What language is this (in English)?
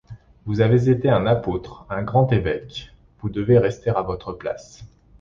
French